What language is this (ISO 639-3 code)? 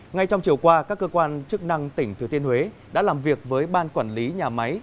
vie